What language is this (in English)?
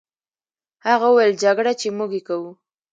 Pashto